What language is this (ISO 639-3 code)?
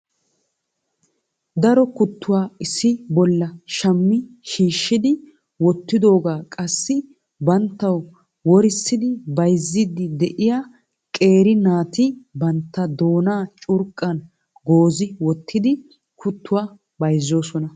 wal